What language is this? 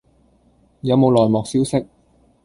Cantonese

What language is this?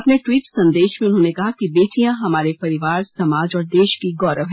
Hindi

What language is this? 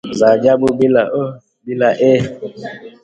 Swahili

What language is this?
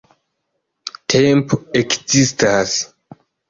Esperanto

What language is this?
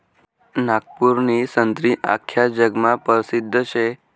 Marathi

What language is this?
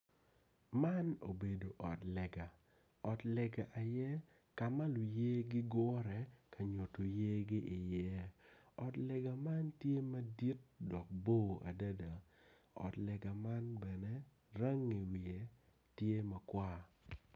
Acoli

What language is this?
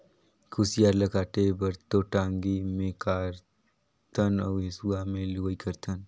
Chhattisgarhi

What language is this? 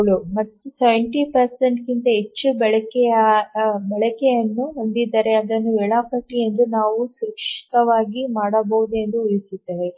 Kannada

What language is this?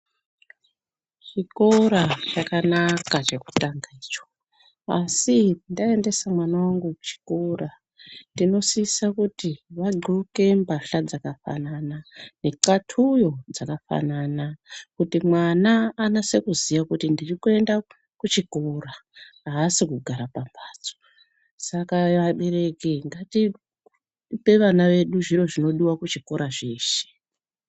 Ndau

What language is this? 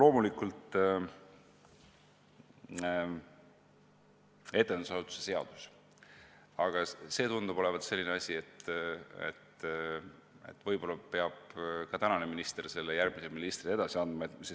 Estonian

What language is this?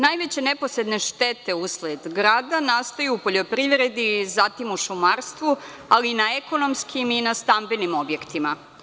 Serbian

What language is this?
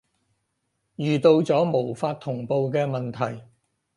Cantonese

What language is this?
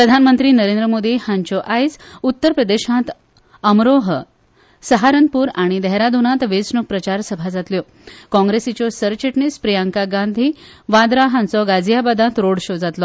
Konkani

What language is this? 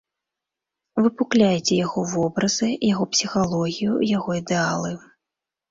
Belarusian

